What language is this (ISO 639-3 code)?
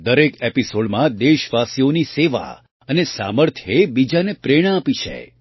guj